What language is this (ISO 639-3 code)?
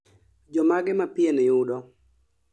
luo